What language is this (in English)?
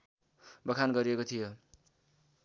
Nepali